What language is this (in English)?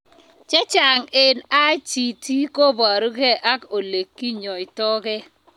Kalenjin